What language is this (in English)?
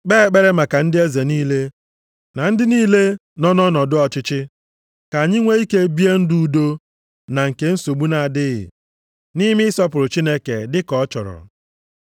Igbo